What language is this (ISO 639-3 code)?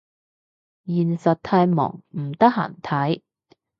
yue